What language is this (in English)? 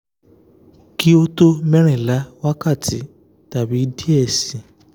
Yoruba